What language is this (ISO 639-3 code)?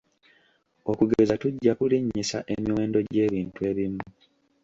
lug